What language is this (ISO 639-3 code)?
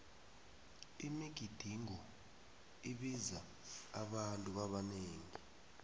nbl